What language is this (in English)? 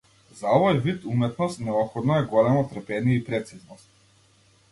Macedonian